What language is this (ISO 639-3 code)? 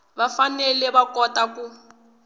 tso